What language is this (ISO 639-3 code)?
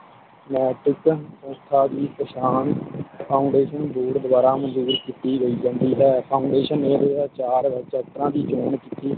pan